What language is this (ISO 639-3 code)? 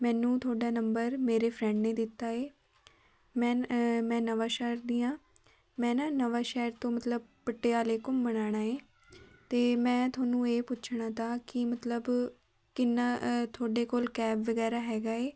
pan